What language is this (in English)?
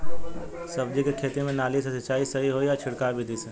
Bhojpuri